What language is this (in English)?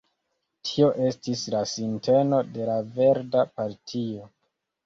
Esperanto